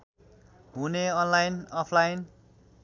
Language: Nepali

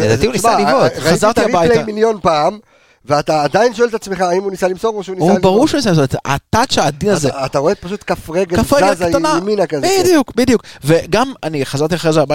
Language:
Hebrew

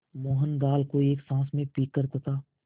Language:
Hindi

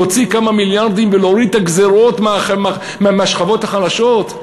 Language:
Hebrew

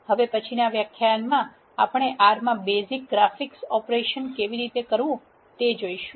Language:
Gujarati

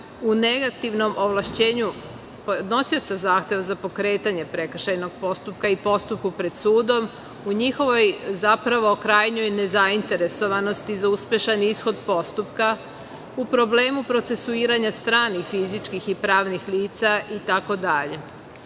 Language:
Serbian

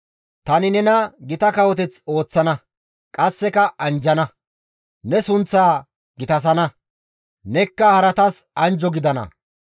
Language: Gamo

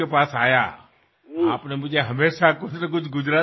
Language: Assamese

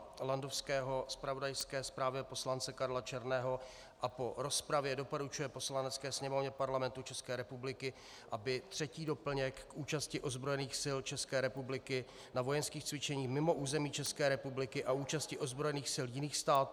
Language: Czech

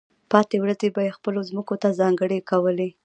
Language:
Pashto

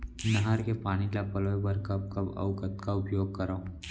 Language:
Chhattisgarhi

